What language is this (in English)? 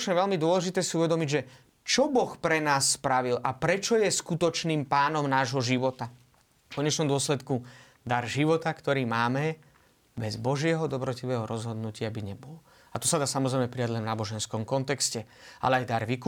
Slovak